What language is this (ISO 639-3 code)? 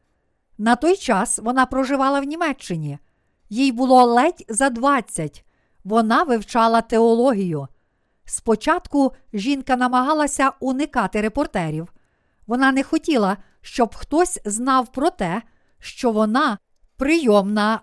ukr